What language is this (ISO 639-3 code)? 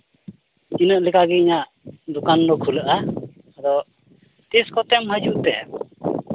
sat